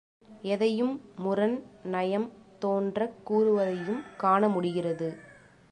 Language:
Tamil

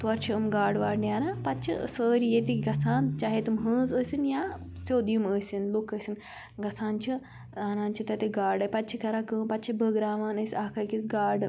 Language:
Kashmiri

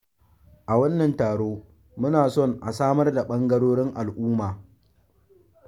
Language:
Hausa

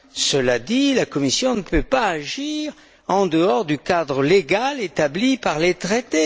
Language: French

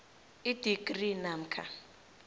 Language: South Ndebele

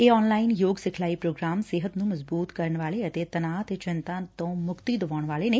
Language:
Punjabi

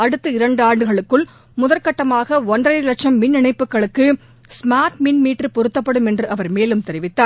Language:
Tamil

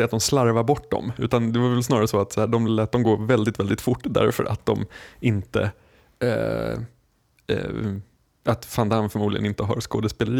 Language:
Swedish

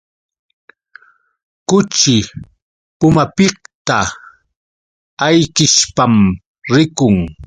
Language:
Yauyos Quechua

